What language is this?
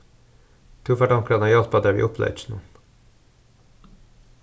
Faroese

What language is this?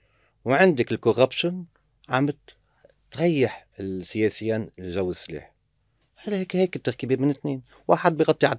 Arabic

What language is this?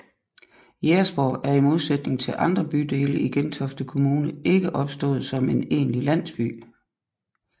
Danish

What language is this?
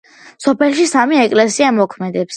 Georgian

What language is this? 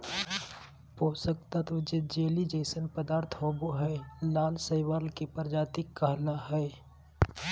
Magahi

